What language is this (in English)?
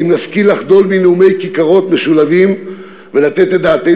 Hebrew